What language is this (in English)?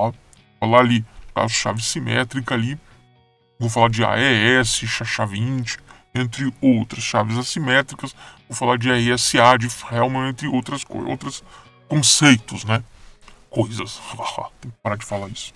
Portuguese